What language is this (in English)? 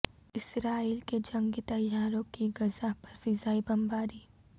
Urdu